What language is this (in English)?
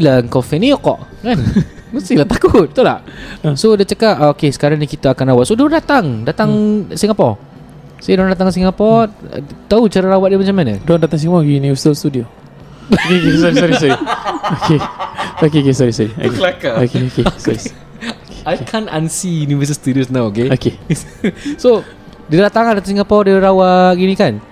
Malay